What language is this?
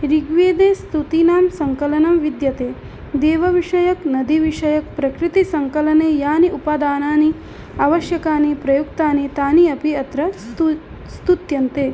Sanskrit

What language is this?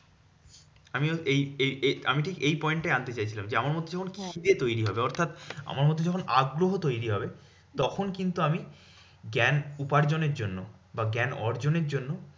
Bangla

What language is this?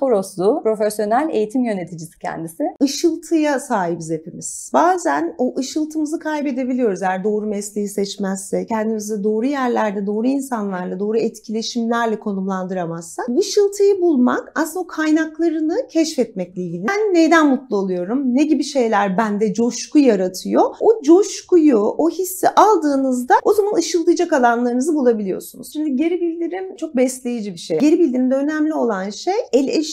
Turkish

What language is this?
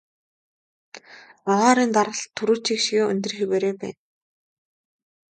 Mongolian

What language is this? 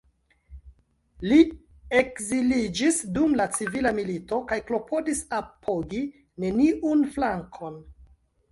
Esperanto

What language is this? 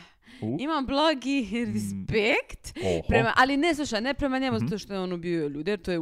Croatian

